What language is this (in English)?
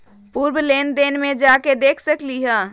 Magahi